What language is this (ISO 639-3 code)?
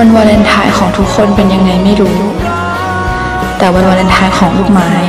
tha